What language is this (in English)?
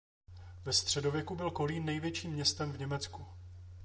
Czech